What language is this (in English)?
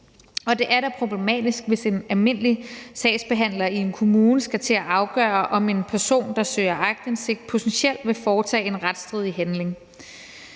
Danish